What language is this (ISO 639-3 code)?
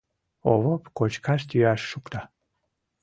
chm